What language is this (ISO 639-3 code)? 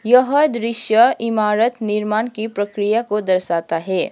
hin